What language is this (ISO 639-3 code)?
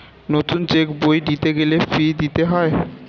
ben